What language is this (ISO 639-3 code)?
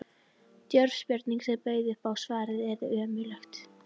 isl